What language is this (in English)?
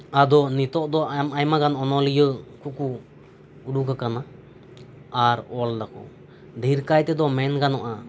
Santali